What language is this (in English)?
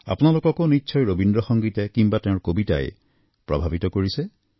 Assamese